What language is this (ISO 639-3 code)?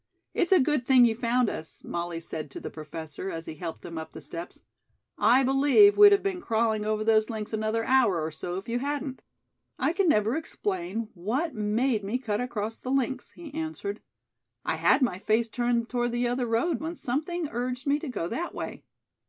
eng